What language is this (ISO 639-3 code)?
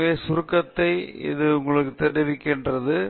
tam